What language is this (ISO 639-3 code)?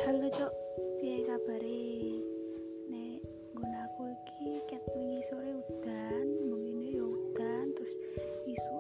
ind